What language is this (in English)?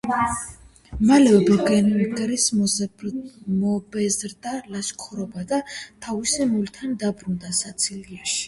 Georgian